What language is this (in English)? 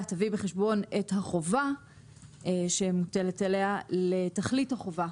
Hebrew